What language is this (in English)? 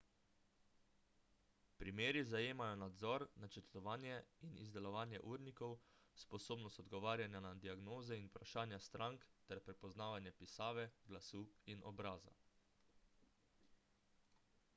Slovenian